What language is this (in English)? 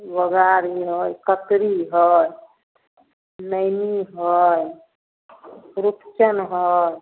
Maithili